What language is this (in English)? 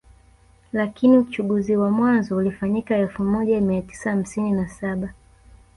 Swahili